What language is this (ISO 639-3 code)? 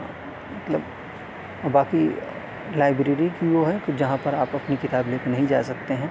urd